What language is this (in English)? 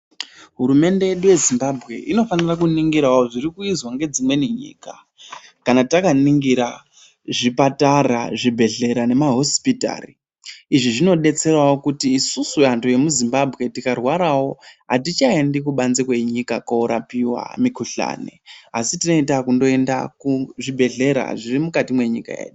Ndau